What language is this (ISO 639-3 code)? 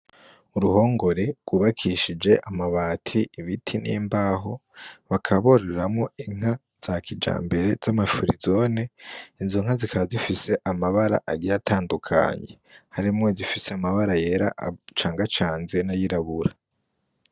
run